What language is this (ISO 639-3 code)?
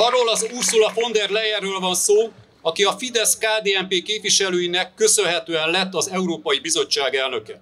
hun